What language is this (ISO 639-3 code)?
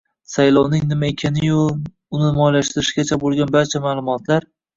uzb